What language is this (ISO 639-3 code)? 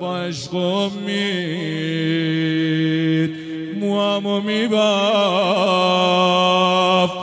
fas